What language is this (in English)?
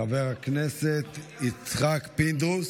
Hebrew